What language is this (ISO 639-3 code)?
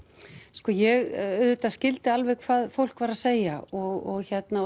isl